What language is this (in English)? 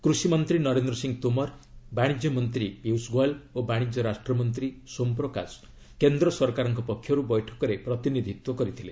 Odia